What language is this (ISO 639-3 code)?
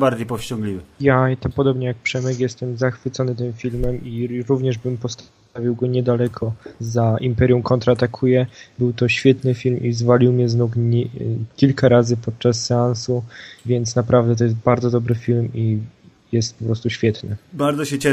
pol